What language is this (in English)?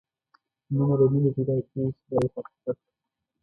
Pashto